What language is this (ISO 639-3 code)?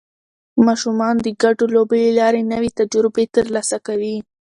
pus